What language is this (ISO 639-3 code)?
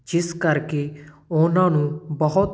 pan